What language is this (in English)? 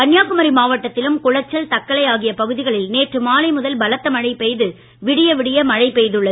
Tamil